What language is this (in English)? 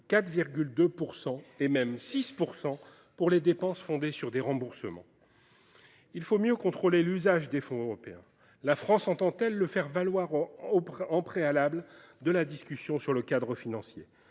French